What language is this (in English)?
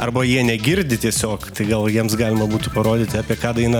Lithuanian